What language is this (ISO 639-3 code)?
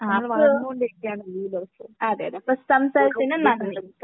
mal